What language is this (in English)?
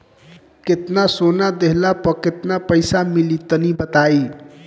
Bhojpuri